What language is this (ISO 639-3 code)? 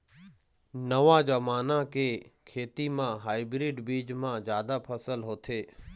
hne